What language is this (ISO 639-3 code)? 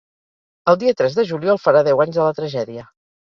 cat